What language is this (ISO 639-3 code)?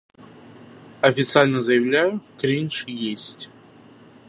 rus